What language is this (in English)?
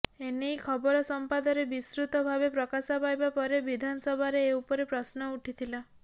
Odia